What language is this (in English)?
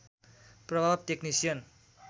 Nepali